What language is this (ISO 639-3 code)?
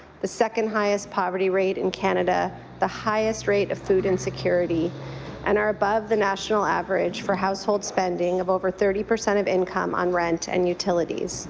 eng